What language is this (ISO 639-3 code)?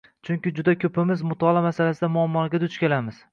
uzb